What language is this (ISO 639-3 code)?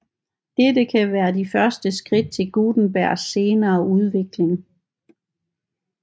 dan